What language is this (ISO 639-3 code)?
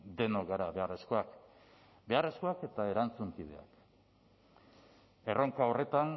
eus